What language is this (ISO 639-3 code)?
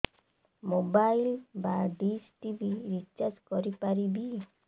ori